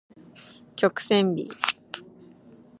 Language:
Japanese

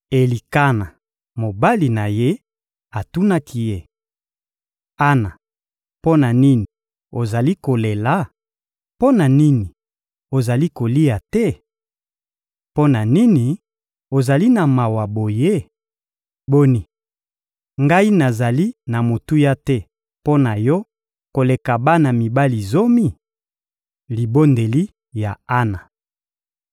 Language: Lingala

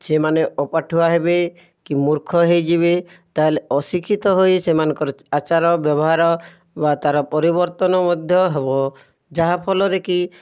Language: Odia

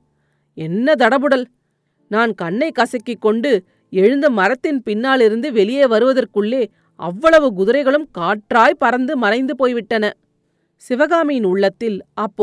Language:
Tamil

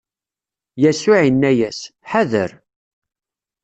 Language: Kabyle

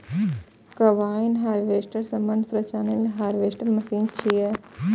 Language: Maithili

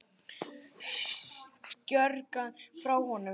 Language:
Icelandic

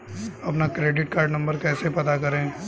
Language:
Hindi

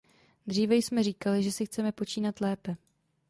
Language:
Czech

